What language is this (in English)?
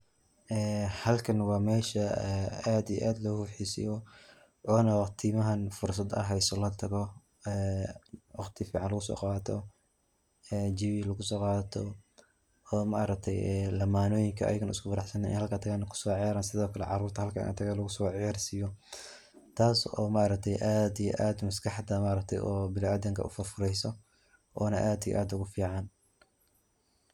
Somali